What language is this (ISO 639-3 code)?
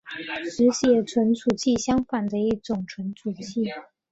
zho